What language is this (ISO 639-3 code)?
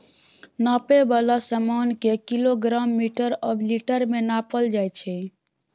mai